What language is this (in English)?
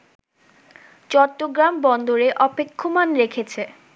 Bangla